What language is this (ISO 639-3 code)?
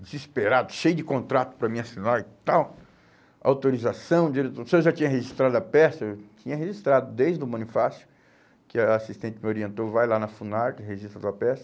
por